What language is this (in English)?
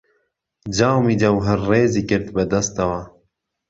Central Kurdish